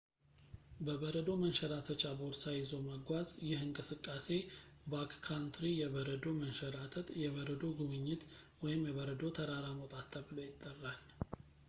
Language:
Amharic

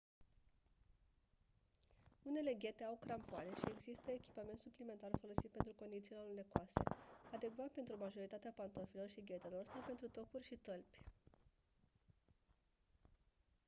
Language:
Romanian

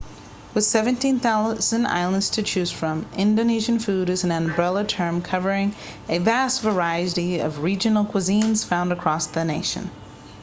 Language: English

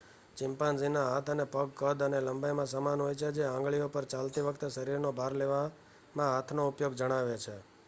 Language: Gujarati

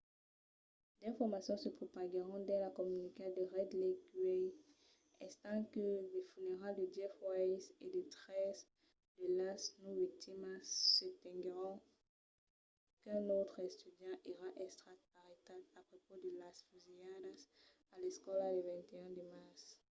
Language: Occitan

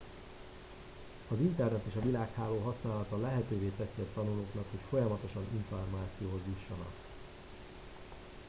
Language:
Hungarian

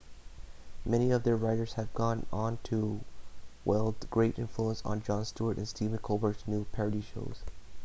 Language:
English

